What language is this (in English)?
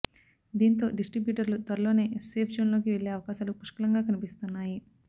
Telugu